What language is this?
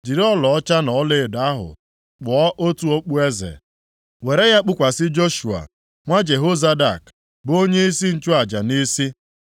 Igbo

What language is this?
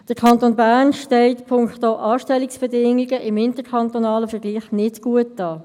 Swiss German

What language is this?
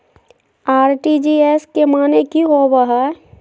Magahi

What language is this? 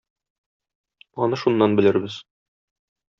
Tatar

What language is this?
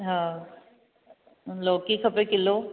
Sindhi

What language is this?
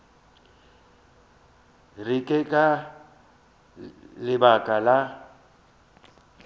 Northern Sotho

